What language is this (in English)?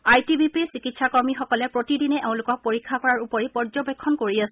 Assamese